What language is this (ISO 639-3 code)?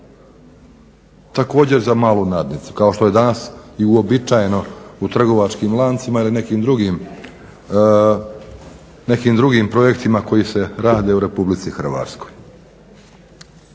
hrv